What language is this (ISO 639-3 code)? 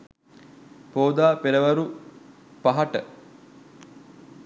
sin